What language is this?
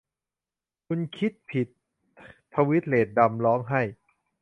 Thai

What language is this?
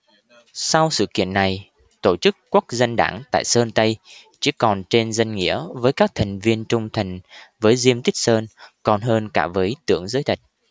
Vietnamese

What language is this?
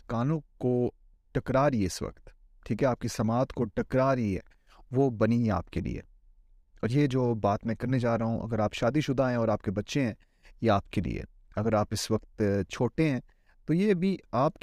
Urdu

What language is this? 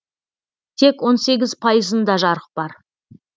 Kazakh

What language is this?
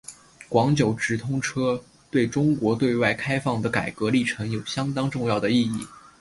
Chinese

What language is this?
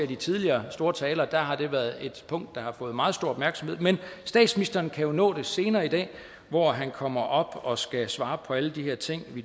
Danish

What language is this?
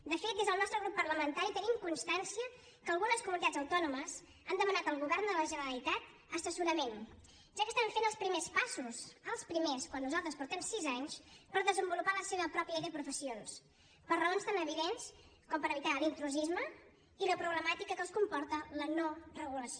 Catalan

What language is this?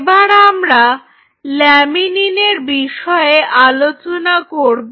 Bangla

